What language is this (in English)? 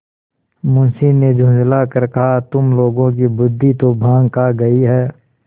Hindi